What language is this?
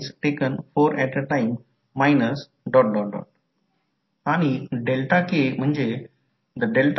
Marathi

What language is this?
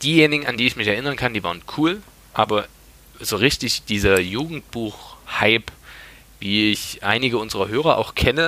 German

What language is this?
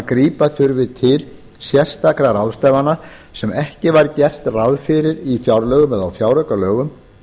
Icelandic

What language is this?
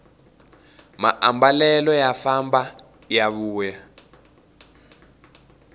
Tsonga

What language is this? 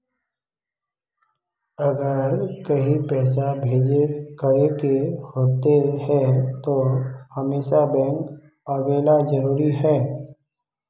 Magahi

